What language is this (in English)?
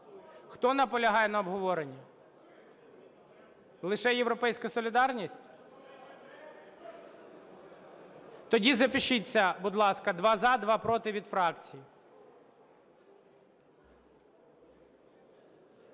Ukrainian